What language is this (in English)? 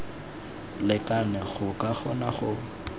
Tswana